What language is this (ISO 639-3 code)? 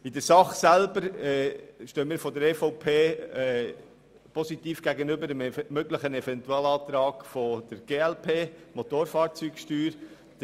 gsw